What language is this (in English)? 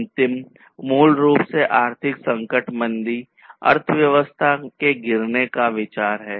Hindi